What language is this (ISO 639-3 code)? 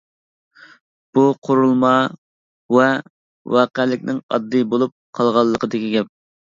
uig